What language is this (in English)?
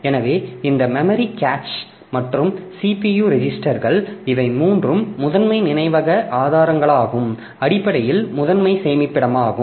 Tamil